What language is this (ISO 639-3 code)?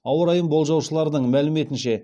kaz